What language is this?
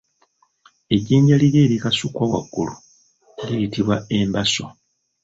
Ganda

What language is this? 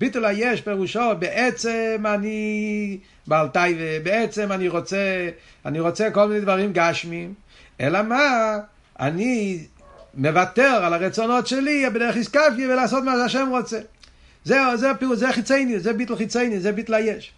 Hebrew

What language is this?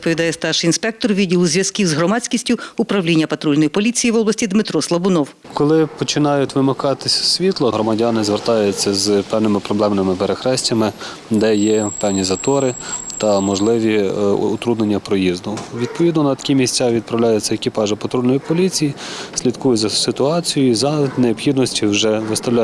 Ukrainian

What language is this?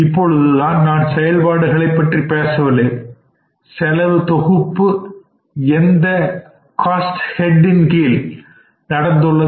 Tamil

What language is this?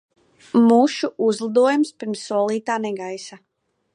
Latvian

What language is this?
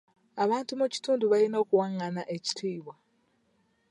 Ganda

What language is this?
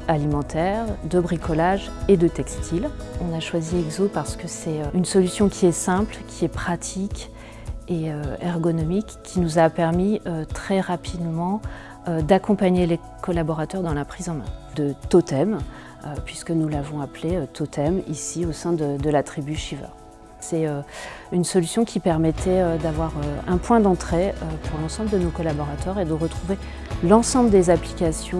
French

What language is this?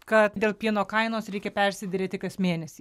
Lithuanian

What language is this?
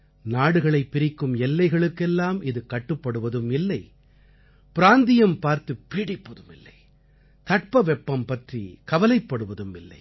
Tamil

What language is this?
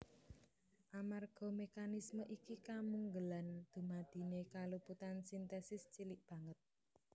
Javanese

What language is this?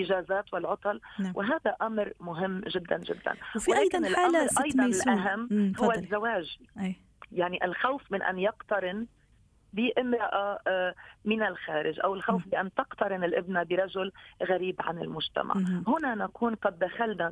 Arabic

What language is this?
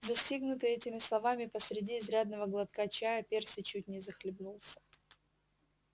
Russian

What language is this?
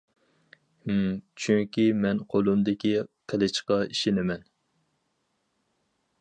Uyghur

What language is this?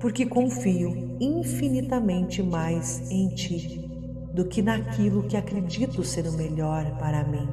Portuguese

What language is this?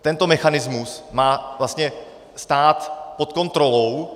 Czech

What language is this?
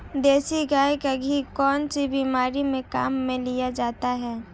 Hindi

